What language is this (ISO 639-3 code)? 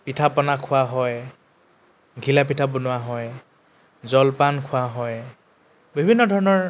asm